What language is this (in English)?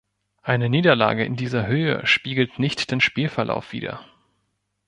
German